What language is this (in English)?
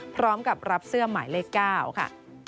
Thai